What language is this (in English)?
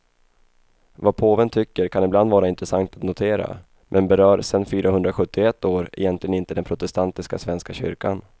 Swedish